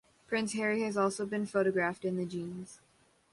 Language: English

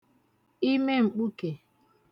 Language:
Igbo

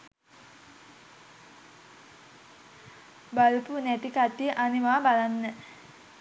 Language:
Sinhala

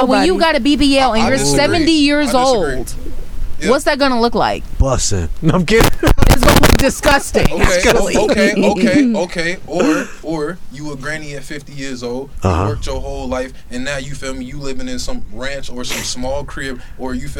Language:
English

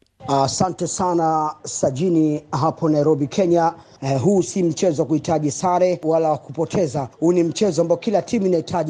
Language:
Swahili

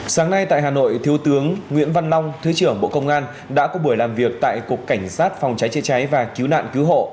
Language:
Vietnamese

